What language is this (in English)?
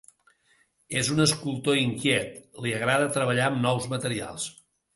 Catalan